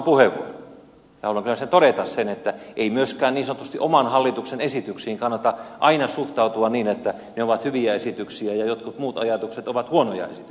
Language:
Finnish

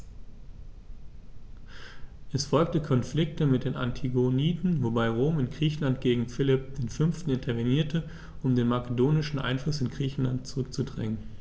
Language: German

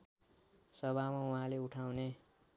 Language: Nepali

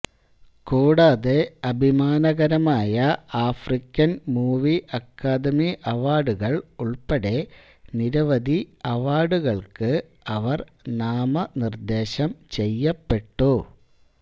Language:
Malayalam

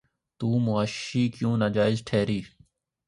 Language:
Urdu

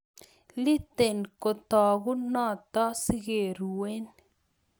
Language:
Kalenjin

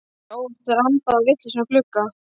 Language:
Icelandic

